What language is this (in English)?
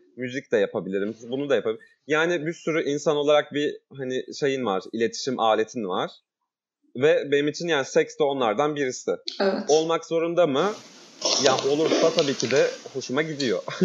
Turkish